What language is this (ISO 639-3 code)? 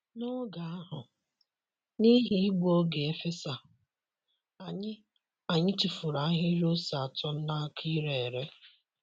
ibo